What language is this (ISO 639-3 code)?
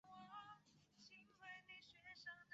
zho